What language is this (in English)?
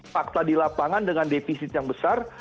Indonesian